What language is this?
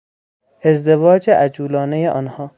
Persian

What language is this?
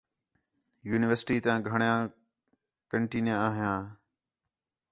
Khetrani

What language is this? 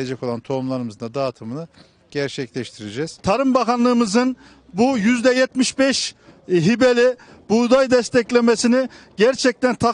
Turkish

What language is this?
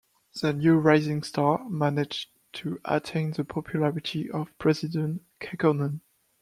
English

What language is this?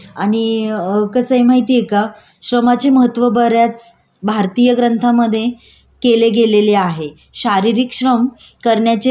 Marathi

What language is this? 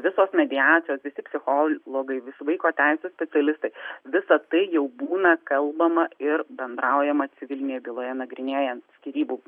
Lithuanian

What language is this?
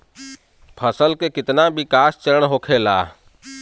Bhojpuri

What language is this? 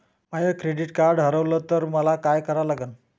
Marathi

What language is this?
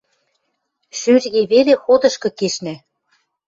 Western Mari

